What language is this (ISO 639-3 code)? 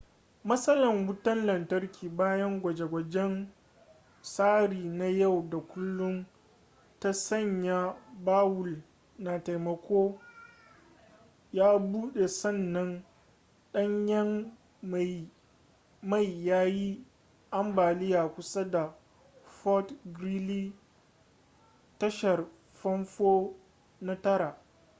hau